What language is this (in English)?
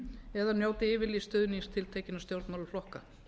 Icelandic